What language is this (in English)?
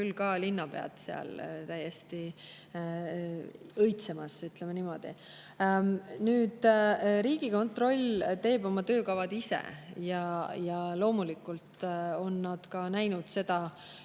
Estonian